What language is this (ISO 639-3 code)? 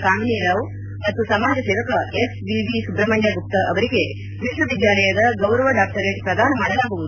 kan